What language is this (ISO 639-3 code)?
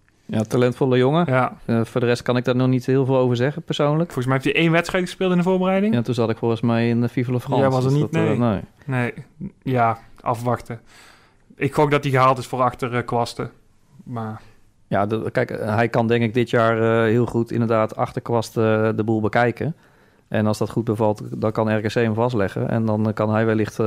nld